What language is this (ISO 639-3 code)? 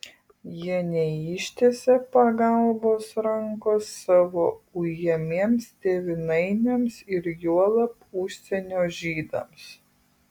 lit